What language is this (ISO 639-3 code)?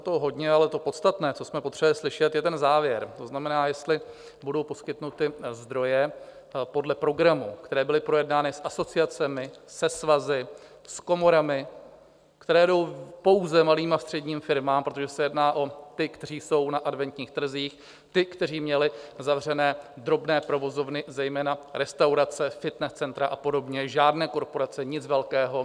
ces